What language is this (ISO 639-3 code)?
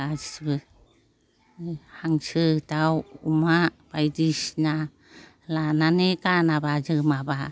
brx